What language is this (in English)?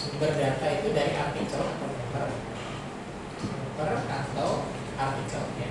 Indonesian